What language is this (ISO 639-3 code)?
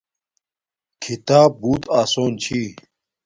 dmk